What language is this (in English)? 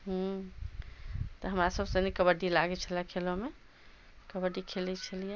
Maithili